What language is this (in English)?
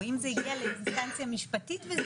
Hebrew